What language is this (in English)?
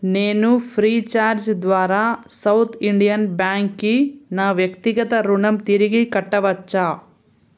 Telugu